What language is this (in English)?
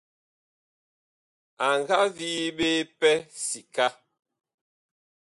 Bakoko